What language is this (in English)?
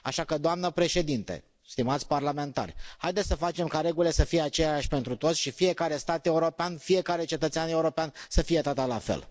Romanian